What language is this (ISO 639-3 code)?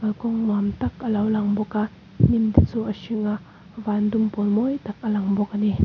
lus